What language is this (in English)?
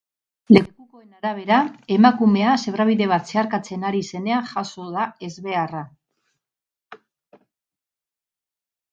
Basque